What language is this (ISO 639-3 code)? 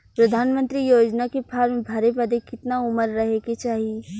bho